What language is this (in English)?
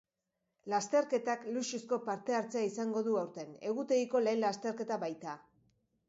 Basque